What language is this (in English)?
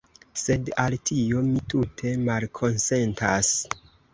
Esperanto